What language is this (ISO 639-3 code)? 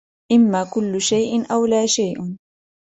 ara